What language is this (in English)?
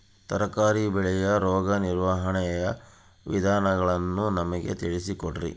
Kannada